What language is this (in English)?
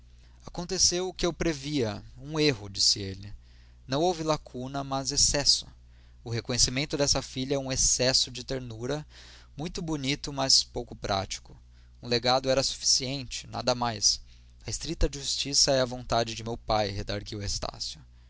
Portuguese